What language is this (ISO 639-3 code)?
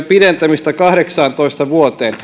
fin